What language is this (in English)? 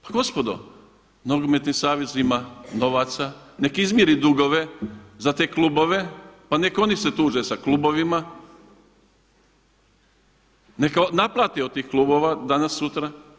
Croatian